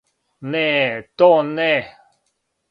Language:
Serbian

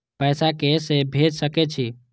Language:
Maithili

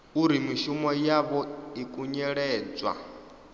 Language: Venda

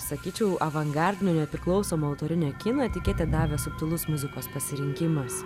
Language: Lithuanian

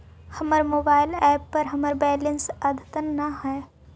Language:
Magahi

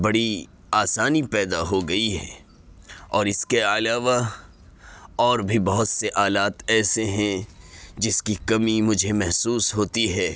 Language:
Urdu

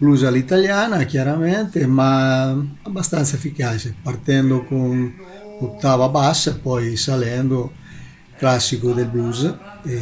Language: Italian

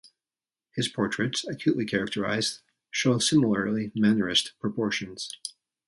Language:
English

